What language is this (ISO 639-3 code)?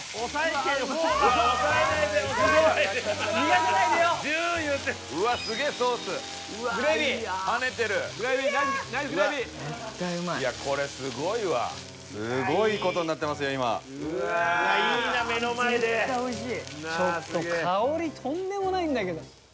jpn